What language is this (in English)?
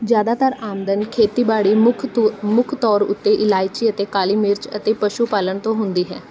Punjabi